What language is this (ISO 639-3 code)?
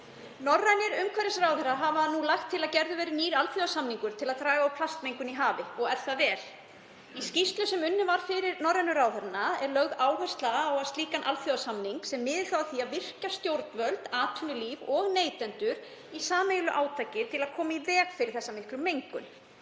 isl